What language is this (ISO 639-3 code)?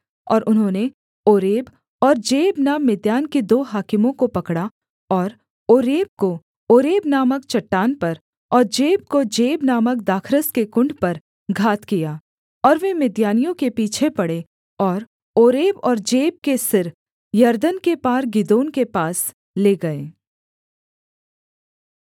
hin